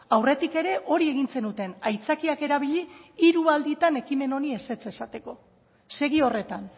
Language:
Basque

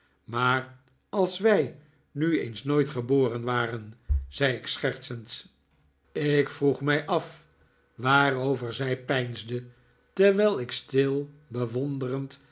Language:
Dutch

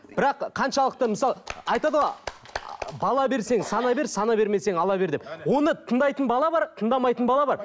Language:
Kazakh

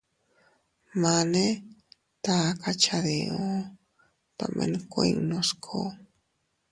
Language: Teutila Cuicatec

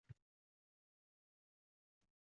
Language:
Uzbek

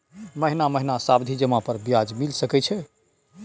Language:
Maithili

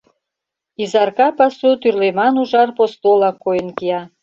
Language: Mari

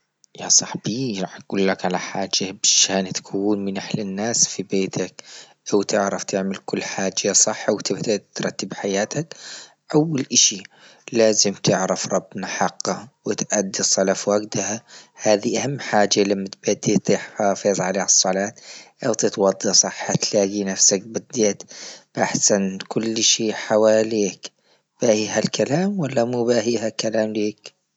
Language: Libyan Arabic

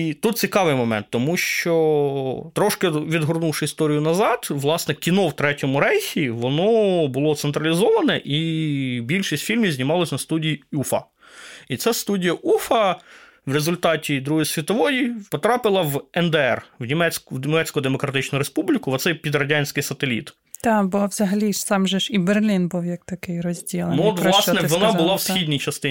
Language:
Ukrainian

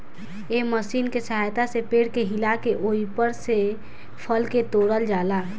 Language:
Bhojpuri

